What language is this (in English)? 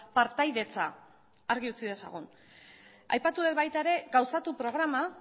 Basque